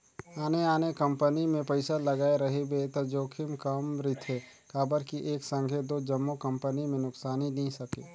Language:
Chhattisgarhi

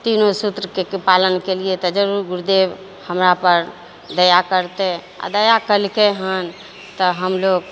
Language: Maithili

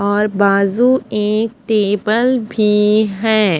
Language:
Hindi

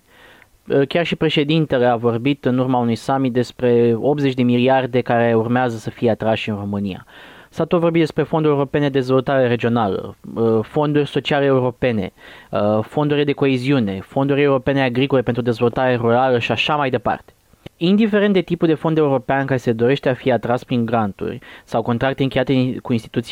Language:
Romanian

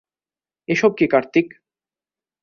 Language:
Bangla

